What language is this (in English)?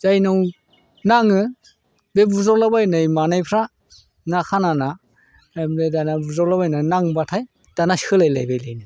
Bodo